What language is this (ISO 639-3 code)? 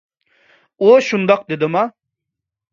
uig